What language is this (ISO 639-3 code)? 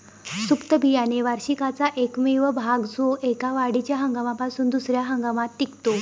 mar